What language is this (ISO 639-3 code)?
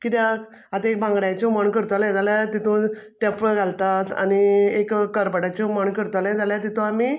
kok